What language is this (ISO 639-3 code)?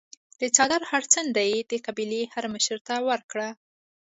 pus